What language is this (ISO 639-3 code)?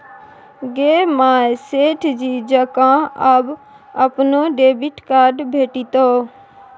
mai